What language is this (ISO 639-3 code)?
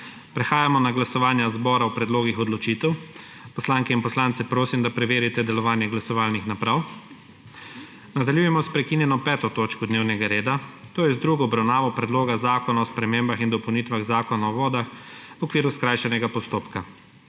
slv